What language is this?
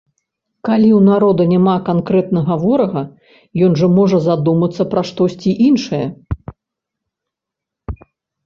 Belarusian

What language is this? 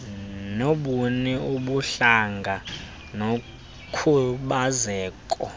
Xhosa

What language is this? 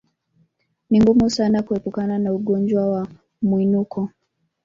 Swahili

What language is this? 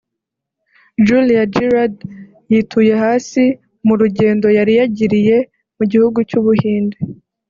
Kinyarwanda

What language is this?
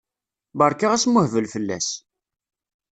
Kabyle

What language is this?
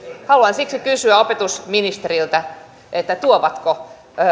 Finnish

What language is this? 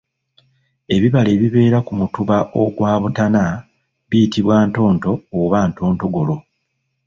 Ganda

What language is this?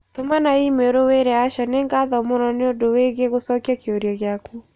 Kikuyu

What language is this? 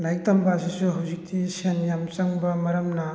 Manipuri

